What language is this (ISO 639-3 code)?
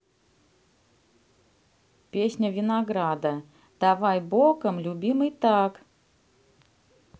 rus